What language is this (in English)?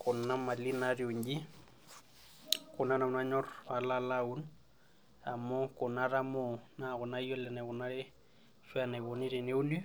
Masai